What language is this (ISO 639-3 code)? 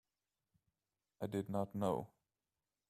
eng